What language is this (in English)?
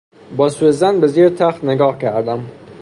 Persian